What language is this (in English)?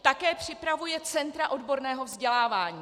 Czech